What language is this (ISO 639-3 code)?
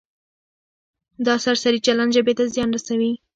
pus